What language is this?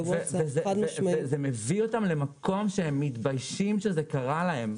Hebrew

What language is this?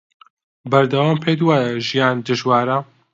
Central Kurdish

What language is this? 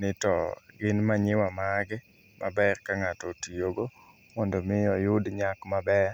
Luo (Kenya and Tanzania)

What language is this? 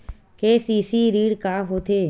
Chhattisgarhi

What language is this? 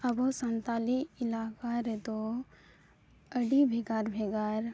Santali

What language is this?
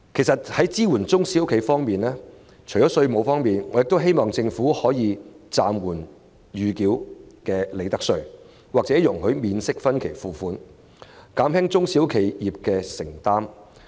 Cantonese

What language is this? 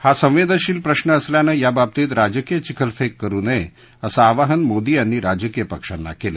Marathi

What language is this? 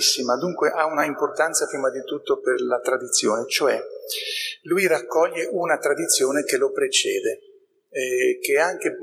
Italian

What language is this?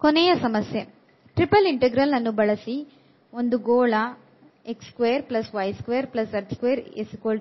Kannada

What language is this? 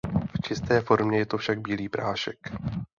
Czech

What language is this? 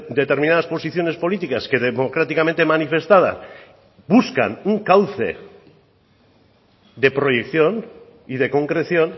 Spanish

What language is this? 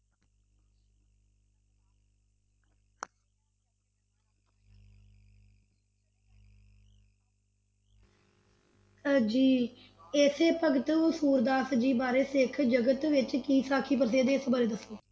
Punjabi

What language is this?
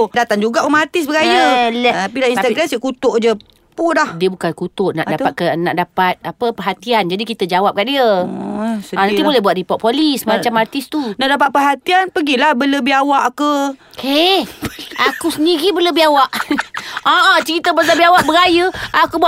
Malay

